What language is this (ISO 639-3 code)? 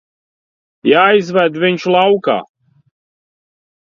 lav